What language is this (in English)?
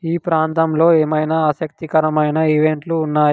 Telugu